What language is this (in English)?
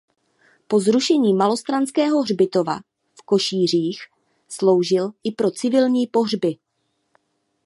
Czech